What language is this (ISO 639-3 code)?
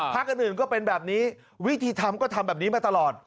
tha